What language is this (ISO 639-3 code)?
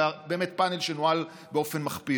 heb